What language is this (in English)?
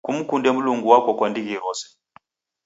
Taita